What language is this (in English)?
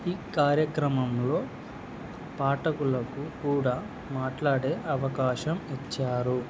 Telugu